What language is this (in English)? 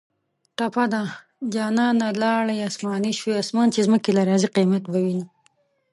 Pashto